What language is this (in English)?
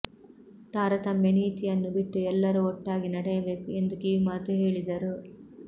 Kannada